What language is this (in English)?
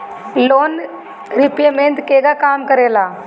Bhojpuri